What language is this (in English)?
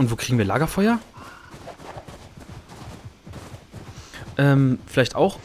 German